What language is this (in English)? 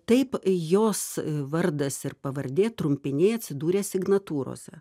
Lithuanian